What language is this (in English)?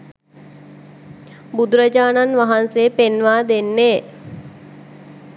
Sinhala